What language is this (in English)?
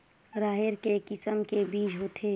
Chhattisgarhi